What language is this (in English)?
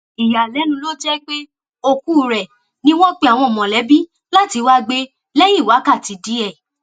Yoruba